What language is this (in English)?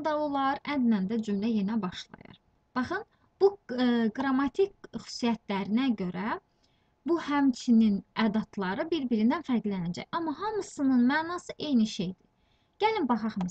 Turkish